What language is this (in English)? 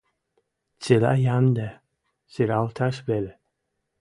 Western Mari